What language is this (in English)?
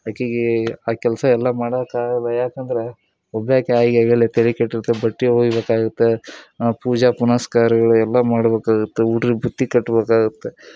Kannada